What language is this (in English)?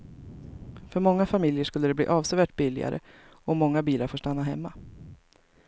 Swedish